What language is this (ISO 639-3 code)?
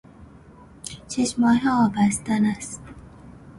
fas